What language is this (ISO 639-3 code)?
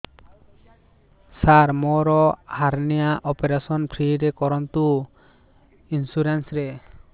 ori